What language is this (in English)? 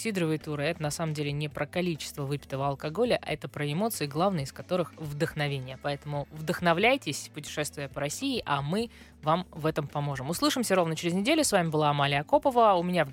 Russian